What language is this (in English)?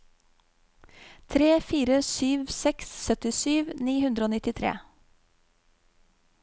Norwegian